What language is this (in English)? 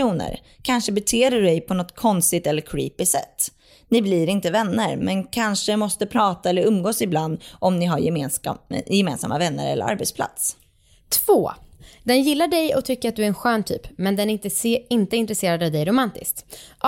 Swedish